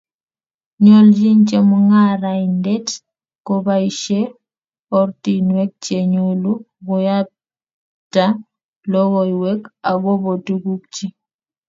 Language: Kalenjin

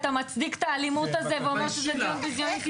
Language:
Hebrew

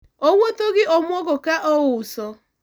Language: Luo (Kenya and Tanzania)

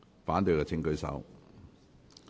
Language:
Cantonese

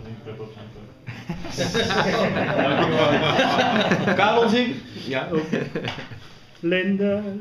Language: Dutch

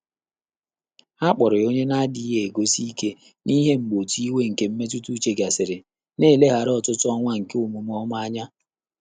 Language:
Igbo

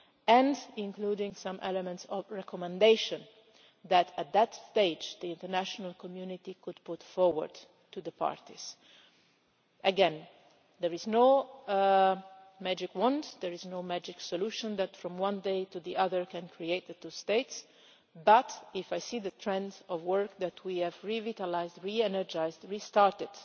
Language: English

